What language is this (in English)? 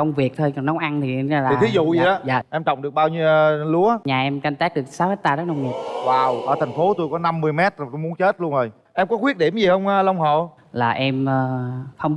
Vietnamese